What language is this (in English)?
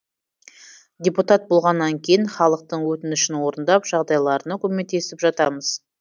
Kazakh